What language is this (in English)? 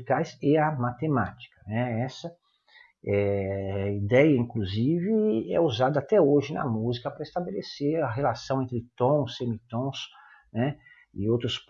Portuguese